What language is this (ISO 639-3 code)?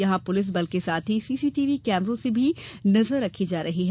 hin